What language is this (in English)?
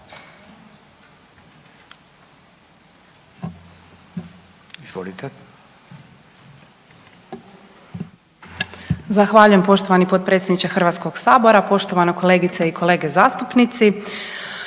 Croatian